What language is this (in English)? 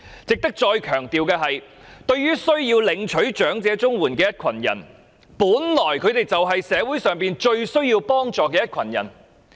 Cantonese